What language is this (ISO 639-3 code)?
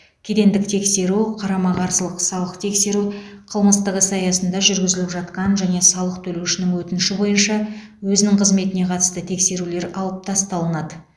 kaz